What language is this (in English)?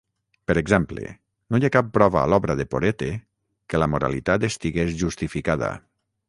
Catalan